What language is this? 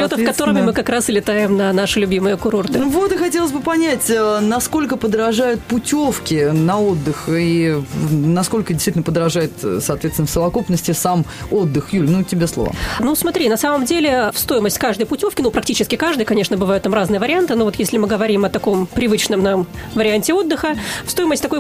Russian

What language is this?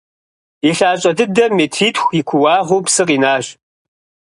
Kabardian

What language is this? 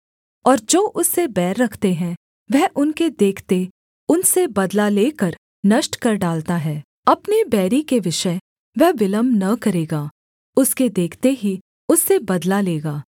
Hindi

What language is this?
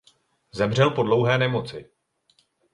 Czech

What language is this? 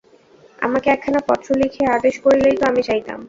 Bangla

